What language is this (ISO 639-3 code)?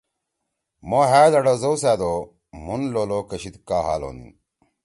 trw